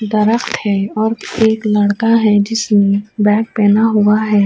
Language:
Urdu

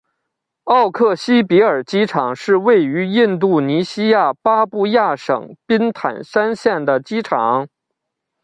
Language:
Chinese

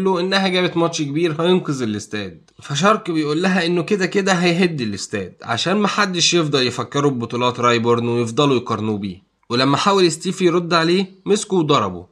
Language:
Arabic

